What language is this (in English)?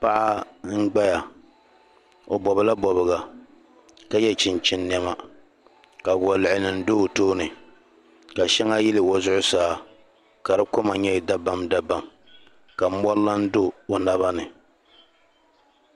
Dagbani